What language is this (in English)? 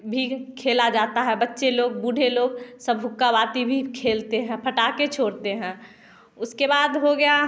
Hindi